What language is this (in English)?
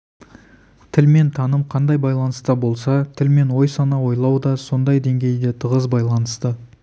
Kazakh